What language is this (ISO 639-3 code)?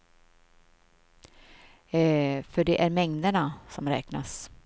swe